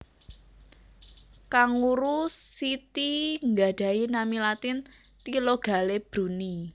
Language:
Javanese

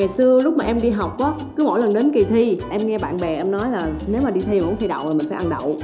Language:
Vietnamese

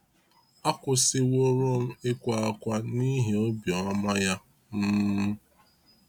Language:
Igbo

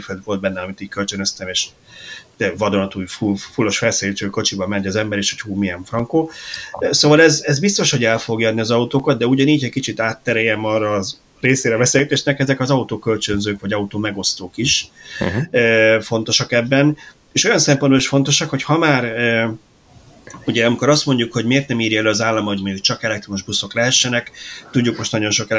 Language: Hungarian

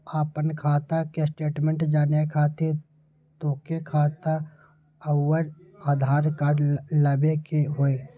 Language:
Magahi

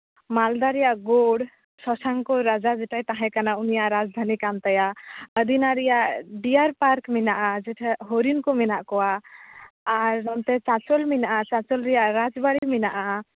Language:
Santali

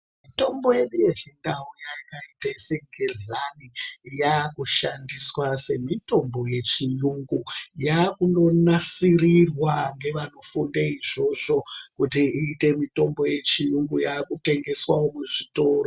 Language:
Ndau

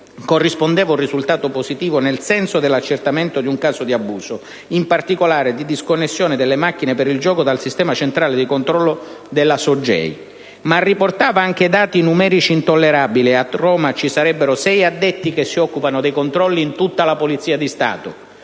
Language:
Italian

